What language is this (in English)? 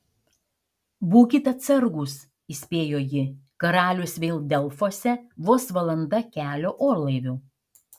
Lithuanian